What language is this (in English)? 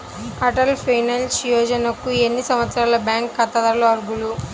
Telugu